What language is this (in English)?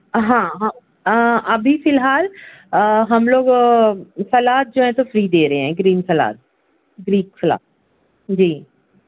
Urdu